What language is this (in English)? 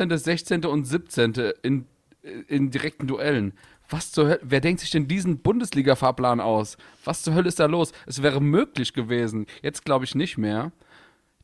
German